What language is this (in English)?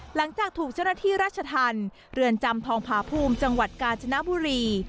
Thai